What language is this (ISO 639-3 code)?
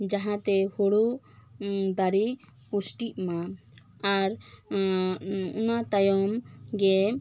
sat